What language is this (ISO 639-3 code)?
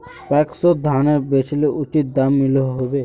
mag